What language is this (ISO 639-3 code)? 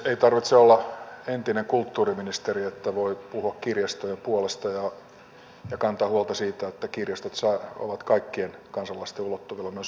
fin